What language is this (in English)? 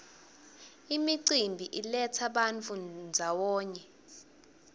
Swati